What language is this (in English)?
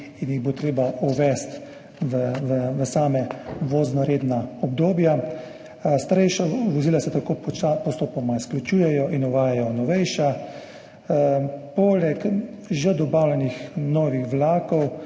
Slovenian